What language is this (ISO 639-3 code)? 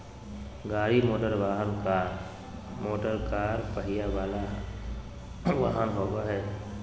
mag